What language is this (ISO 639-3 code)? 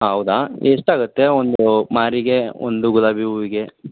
kan